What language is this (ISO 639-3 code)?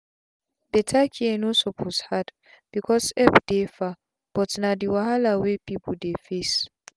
pcm